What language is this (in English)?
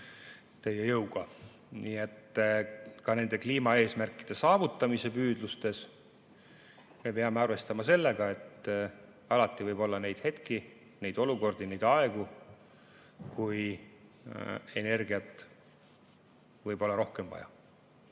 Estonian